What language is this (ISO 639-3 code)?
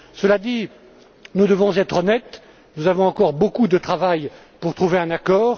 fra